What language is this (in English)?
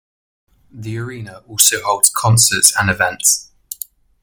English